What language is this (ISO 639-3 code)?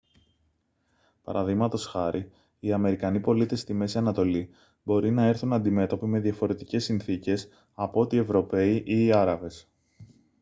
ell